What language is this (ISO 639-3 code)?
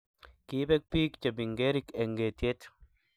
kln